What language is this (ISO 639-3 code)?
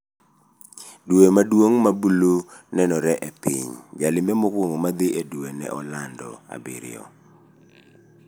luo